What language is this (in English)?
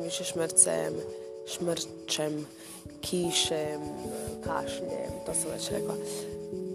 Croatian